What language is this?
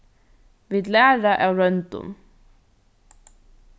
Faroese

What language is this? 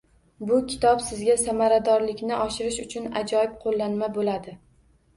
Uzbek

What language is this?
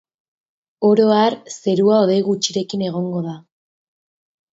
Basque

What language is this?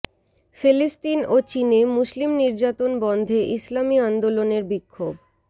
Bangla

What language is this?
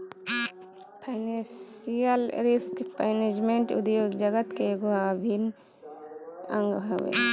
Bhojpuri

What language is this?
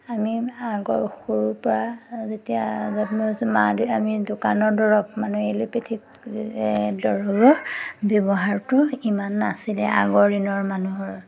Assamese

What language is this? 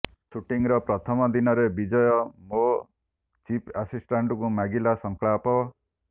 Odia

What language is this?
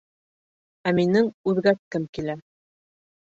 Bashkir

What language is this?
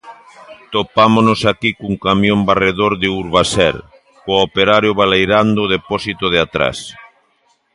Galician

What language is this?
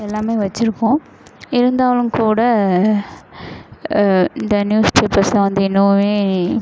Tamil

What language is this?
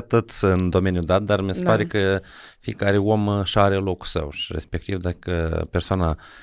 Romanian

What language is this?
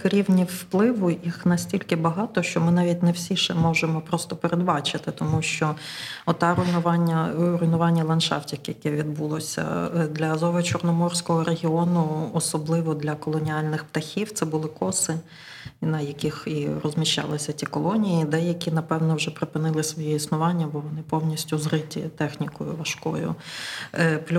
Ukrainian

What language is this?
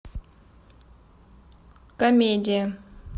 Russian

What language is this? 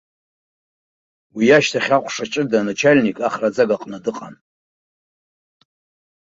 Abkhazian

